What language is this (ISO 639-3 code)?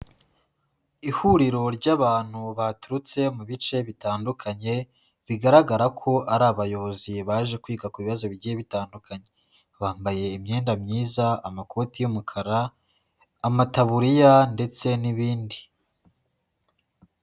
kin